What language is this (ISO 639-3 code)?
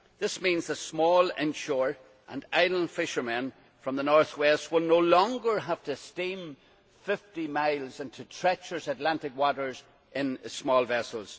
eng